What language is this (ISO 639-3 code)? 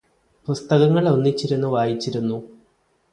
mal